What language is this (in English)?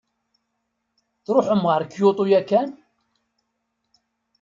Kabyle